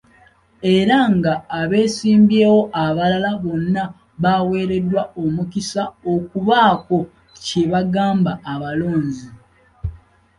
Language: Ganda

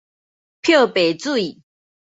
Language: Min Nan Chinese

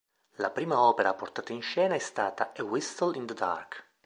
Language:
Italian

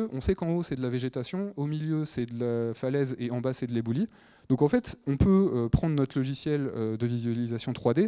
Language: French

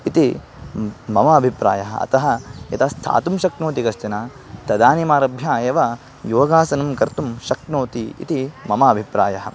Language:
Sanskrit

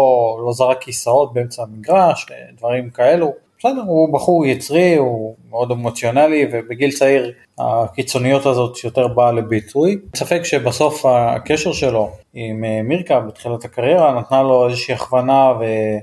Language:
Hebrew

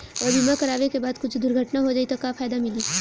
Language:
Bhojpuri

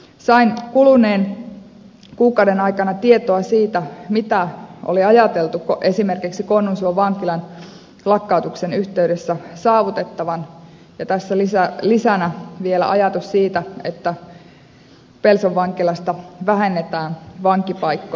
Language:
Finnish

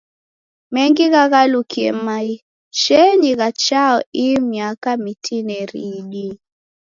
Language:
Taita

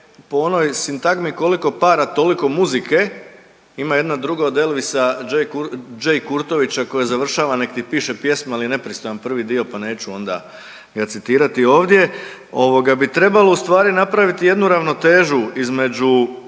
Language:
Croatian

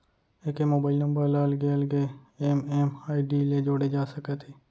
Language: Chhattisgarhi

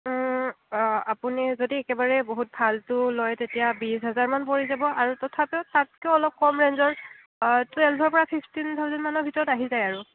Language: Assamese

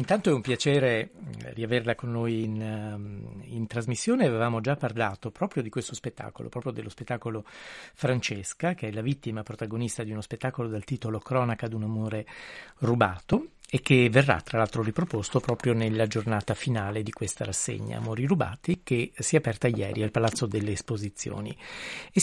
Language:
Italian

